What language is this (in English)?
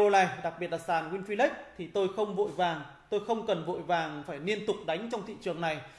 Vietnamese